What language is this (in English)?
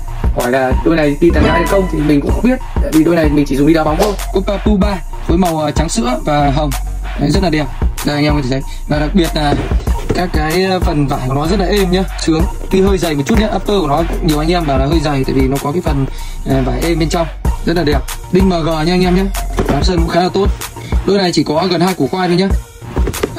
Vietnamese